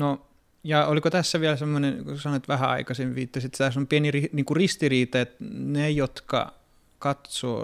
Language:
Finnish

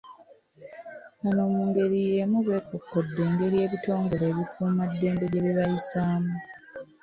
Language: Ganda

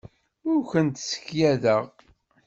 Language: Kabyle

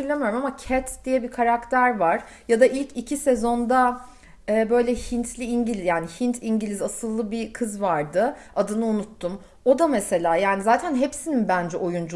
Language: Turkish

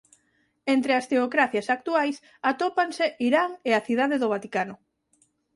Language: Galician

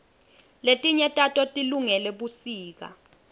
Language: Swati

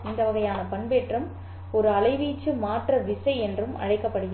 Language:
Tamil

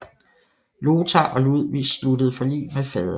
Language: Danish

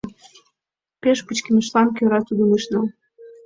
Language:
Mari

